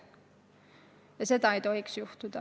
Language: Estonian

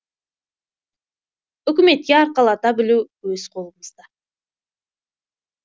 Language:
Kazakh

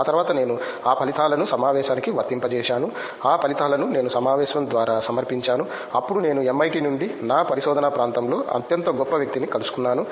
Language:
Telugu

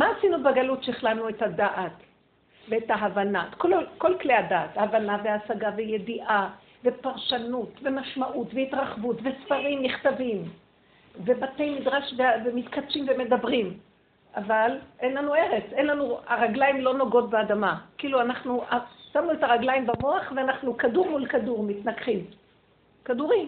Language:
Hebrew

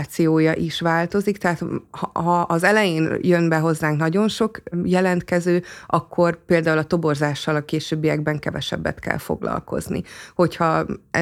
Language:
Hungarian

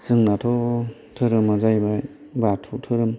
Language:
Bodo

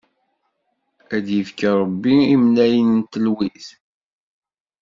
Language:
Kabyle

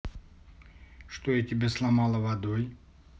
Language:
Russian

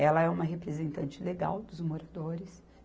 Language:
Portuguese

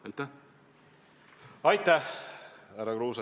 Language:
Estonian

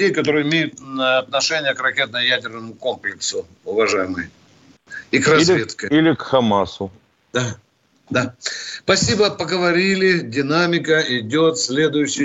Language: Russian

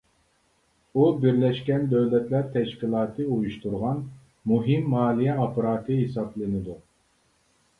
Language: Uyghur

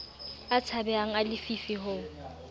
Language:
Southern Sotho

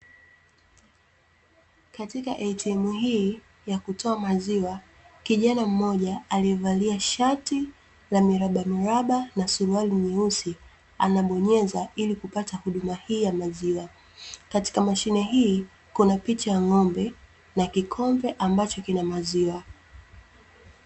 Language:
Swahili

